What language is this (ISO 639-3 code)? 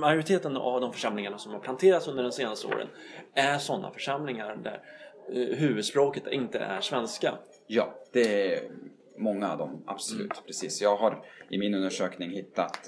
swe